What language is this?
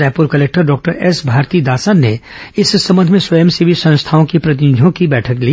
Hindi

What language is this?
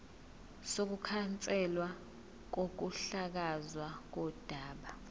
Zulu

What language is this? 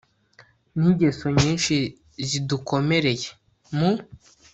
Kinyarwanda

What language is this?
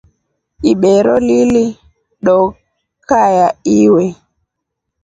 Rombo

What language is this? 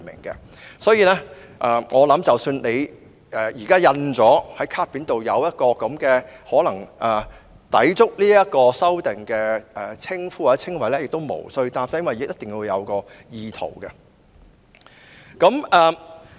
Cantonese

